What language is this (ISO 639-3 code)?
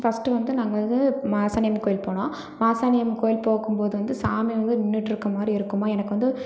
tam